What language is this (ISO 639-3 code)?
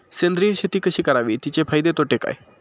mar